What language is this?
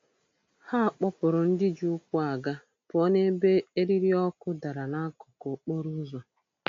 Igbo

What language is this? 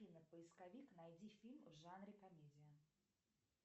Russian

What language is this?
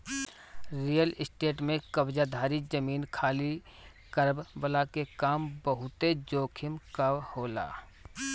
Bhojpuri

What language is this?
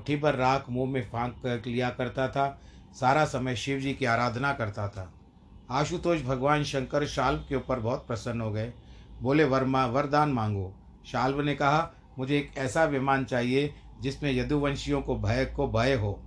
Hindi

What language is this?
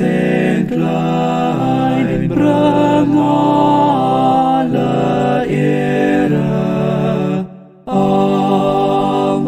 Romanian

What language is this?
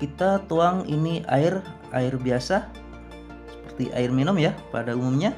Indonesian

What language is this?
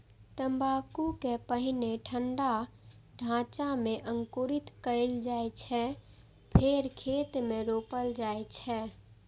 Maithili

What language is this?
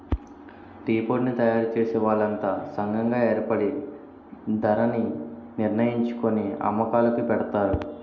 Telugu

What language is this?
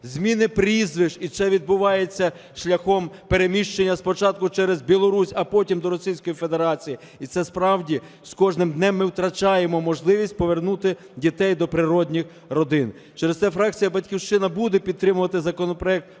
Ukrainian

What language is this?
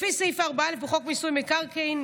Hebrew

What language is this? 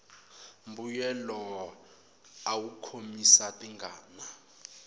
Tsonga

